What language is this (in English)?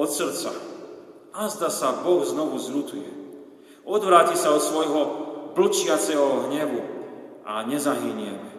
Slovak